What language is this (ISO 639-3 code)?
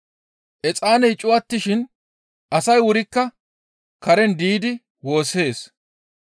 gmv